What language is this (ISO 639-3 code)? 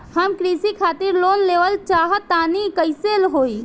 bho